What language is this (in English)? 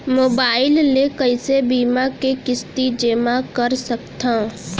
Chhattisgarhi